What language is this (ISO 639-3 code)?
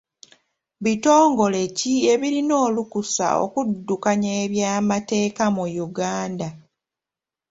lug